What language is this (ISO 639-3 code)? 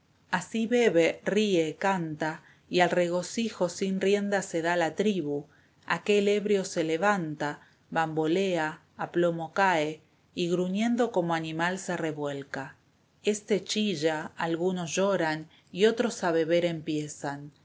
spa